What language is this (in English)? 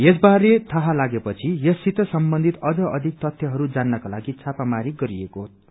Nepali